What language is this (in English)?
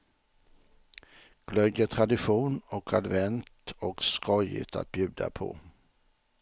Swedish